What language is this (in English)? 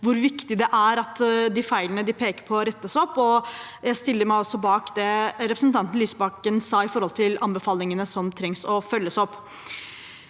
Norwegian